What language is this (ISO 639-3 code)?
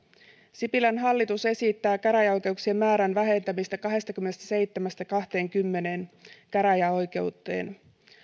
fin